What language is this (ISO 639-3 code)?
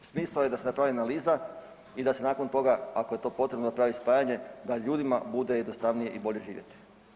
hrv